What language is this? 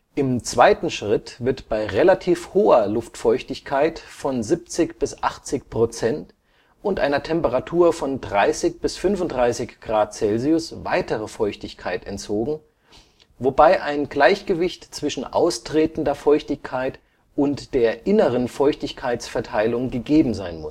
German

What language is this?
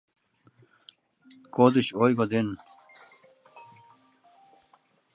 Mari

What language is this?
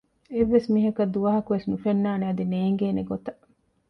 Divehi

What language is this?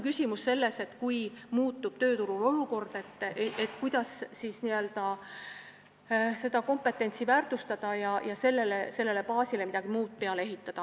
Estonian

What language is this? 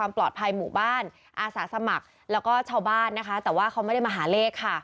Thai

